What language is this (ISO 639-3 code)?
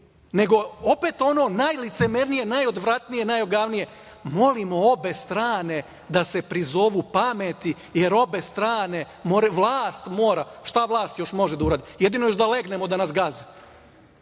srp